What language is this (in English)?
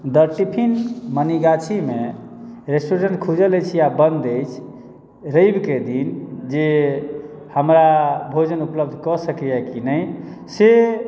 Maithili